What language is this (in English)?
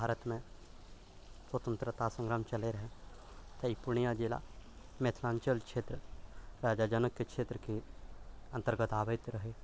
Maithili